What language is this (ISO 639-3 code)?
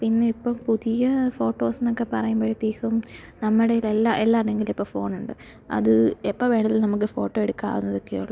mal